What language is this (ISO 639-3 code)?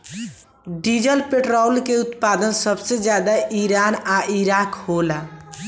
bho